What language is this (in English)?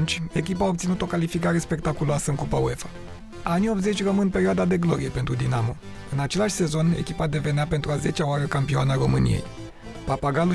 Romanian